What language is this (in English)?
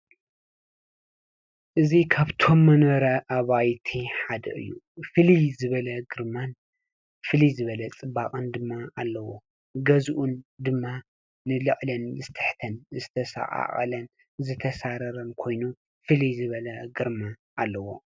Tigrinya